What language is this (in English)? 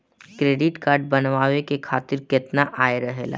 Bhojpuri